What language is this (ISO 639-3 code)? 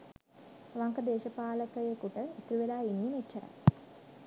sin